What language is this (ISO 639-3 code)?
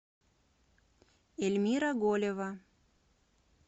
rus